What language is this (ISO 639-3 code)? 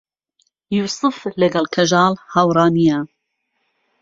ckb